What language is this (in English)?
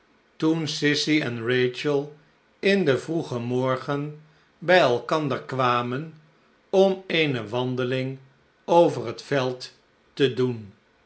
Dutch